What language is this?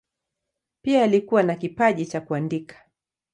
Swahili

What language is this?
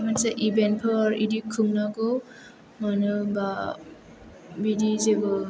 Bodo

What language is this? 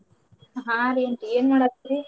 Kannada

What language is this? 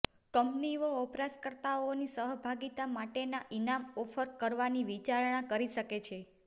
Gujarati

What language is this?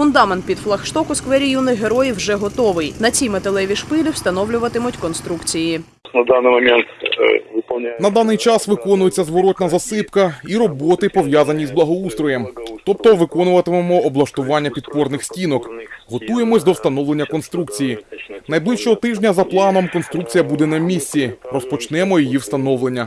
Ukrainian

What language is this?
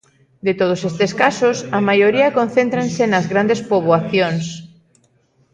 Galician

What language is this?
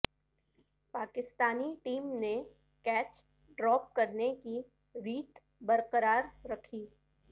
Urdu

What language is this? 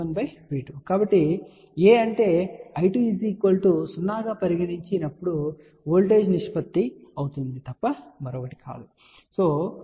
Telugu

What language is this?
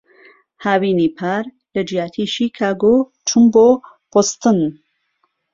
Central Kurdish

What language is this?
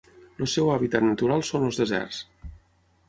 Catalan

